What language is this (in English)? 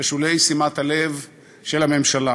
Hebrew